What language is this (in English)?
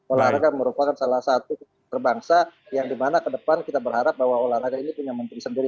Indonesian